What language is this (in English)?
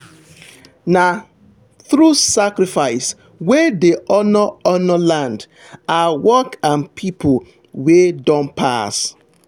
Nigerian Pidgin